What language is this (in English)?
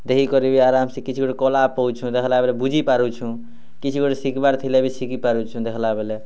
Odia